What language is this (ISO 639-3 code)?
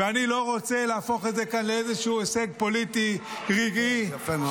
heb